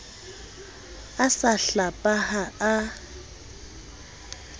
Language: Southern Sotho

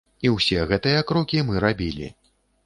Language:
Belarusian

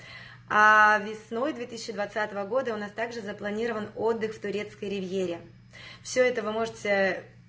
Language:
Russian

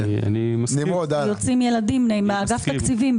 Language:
Hebrew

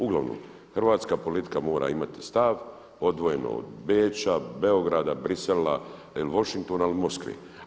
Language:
Croatian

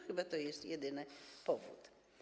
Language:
Polish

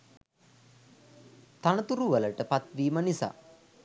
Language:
Sinhala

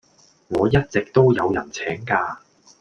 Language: Cantonese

